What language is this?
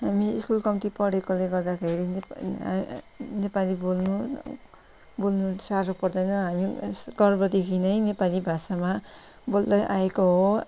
Nepali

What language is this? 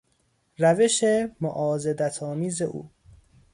Persian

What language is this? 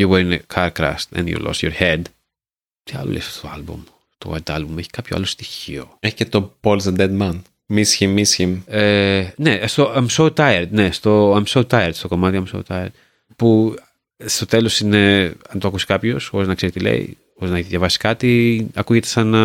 Greek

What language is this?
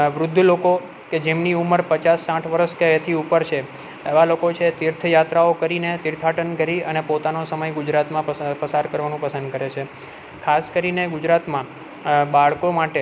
Gujarati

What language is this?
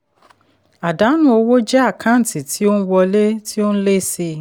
Yoruba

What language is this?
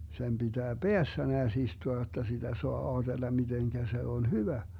Finnish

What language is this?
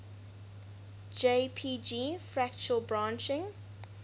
English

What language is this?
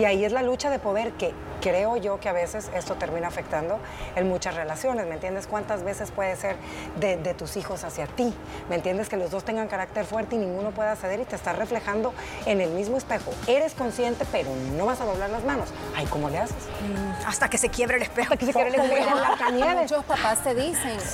Spanish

